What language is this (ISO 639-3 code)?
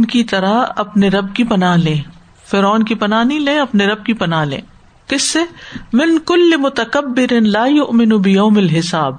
urd